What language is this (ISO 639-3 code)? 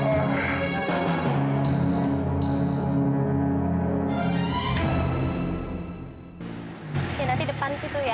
ind